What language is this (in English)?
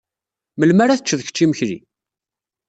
Kabyle